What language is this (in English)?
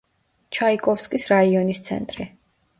Georgian